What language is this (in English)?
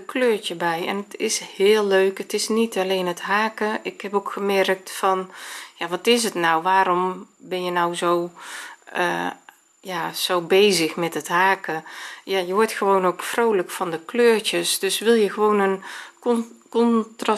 Dutch